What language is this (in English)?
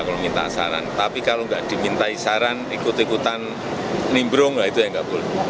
Indonesian